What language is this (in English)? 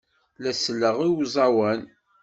Kabyle